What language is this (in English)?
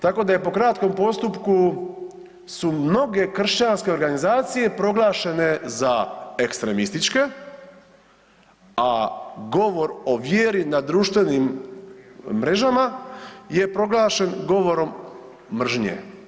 Croatian